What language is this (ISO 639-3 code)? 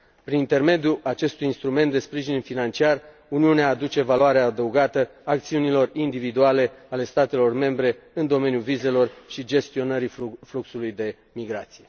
ron